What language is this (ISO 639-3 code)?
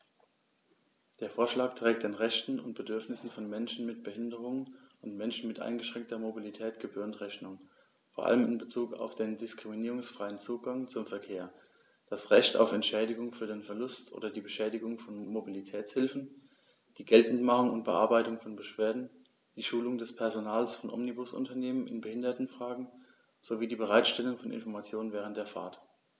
deu